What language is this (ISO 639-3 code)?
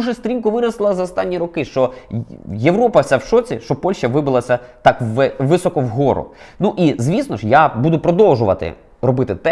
ukr